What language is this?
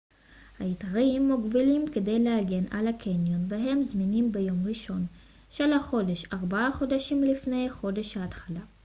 Hebrew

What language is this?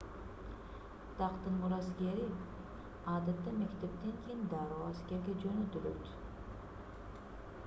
Kyrgyz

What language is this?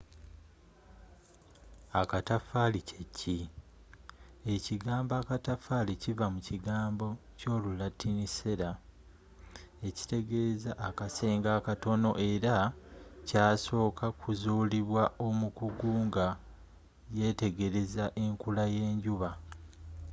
Ganda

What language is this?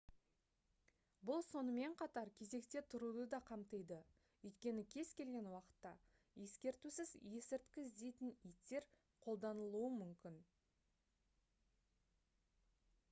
Kazakh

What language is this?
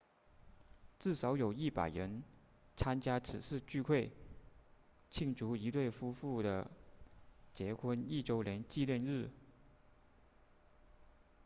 Chinese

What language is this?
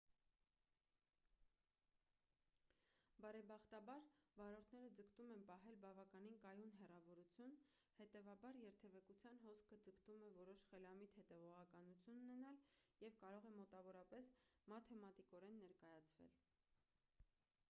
Armenian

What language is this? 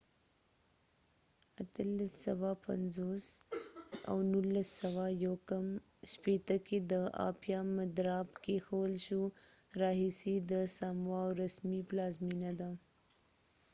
Pashto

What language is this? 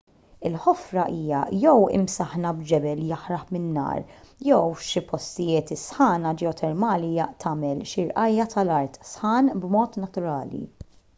Maltese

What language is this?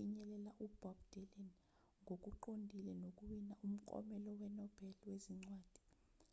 Zulu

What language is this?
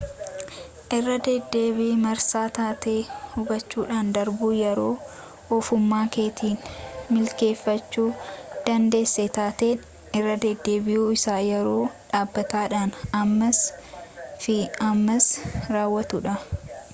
Oromo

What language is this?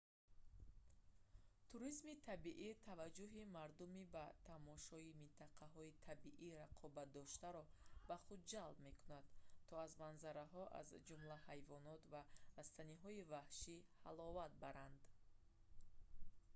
Tajik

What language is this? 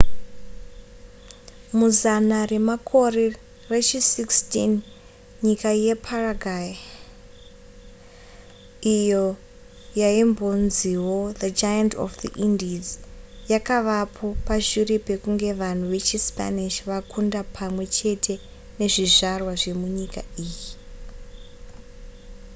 Shona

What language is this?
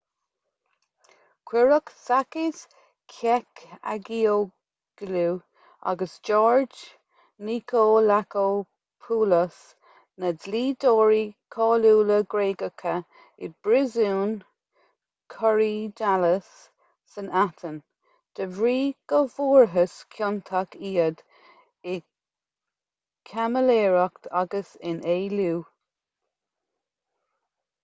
Irish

